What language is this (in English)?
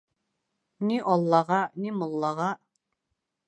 Bashkir